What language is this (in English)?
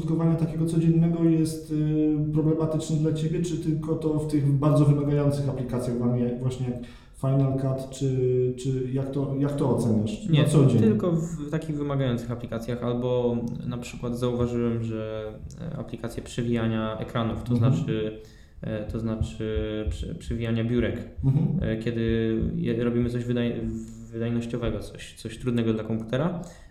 Polish